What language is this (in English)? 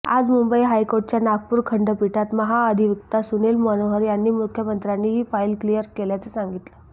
Marathi